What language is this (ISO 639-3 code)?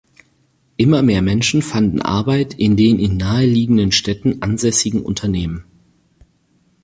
deu